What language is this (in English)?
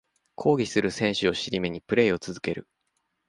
Japanese